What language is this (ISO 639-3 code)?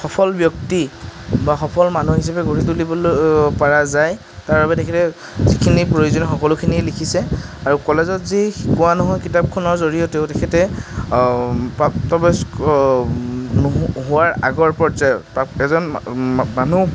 asm